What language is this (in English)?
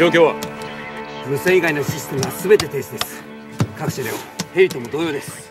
Japanese